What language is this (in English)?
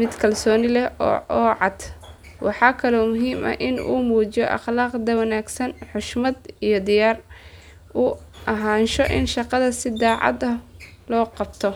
Somali